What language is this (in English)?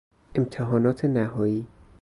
Persian